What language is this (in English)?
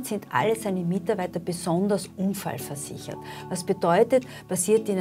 German